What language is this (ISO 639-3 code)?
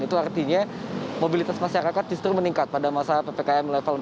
ind